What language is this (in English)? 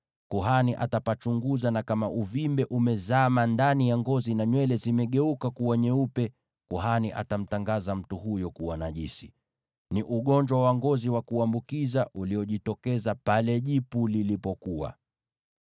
Swahili